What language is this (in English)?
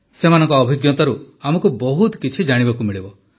Odia